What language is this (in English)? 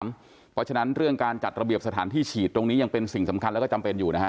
Thai